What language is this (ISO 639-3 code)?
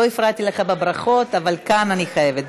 heb